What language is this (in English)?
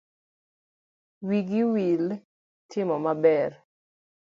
Luo (Kenya and Tanzania)